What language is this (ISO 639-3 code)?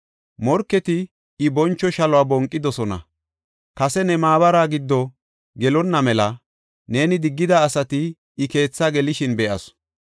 gof